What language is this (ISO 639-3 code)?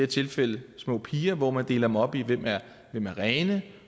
dan